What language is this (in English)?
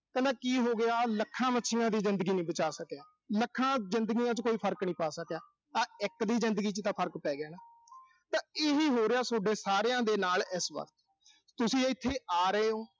Punjabi